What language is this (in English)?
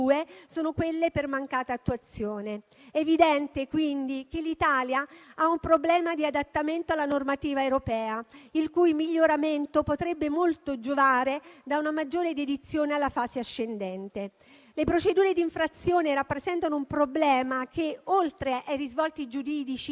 Italian